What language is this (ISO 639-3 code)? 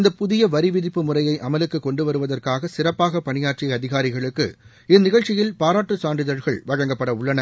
tam